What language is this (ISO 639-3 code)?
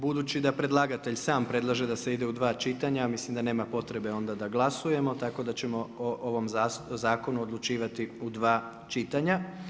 hrv